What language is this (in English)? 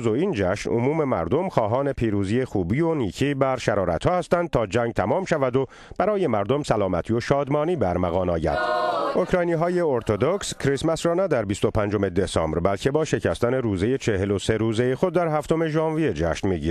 Persian